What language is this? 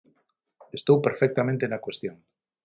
Galician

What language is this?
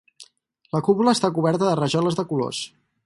Catalan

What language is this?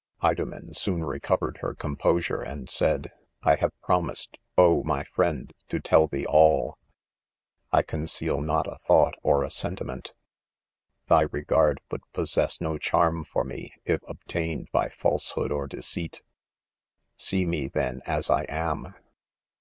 English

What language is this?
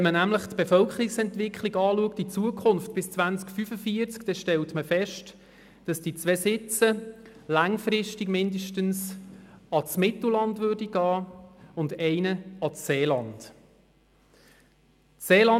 Swiss German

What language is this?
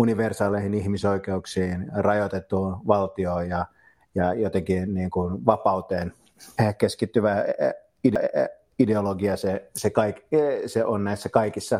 Finnish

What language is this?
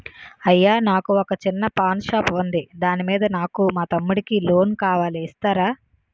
Telugu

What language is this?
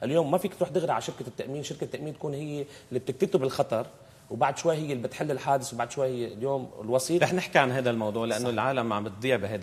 Arabic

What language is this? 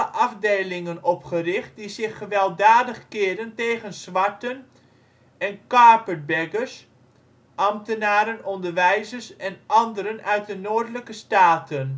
Dutch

